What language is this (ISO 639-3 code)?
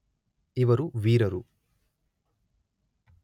kan